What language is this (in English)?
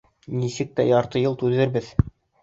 Bashkir